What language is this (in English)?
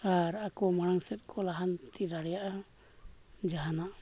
Santali